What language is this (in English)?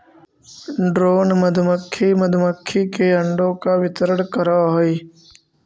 Magahi